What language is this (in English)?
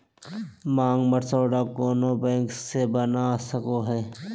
Magahi